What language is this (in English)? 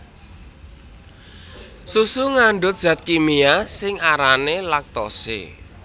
Javanese